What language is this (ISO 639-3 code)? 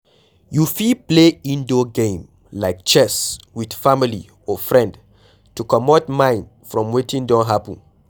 pcm